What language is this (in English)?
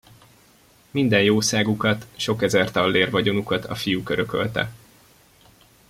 Hungarian